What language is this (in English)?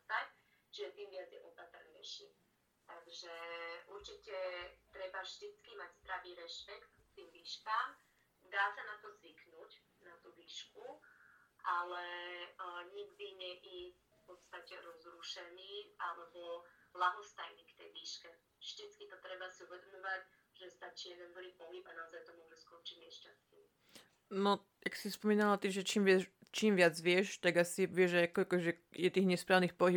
Slovak